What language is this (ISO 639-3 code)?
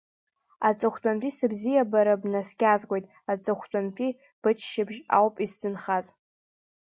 abk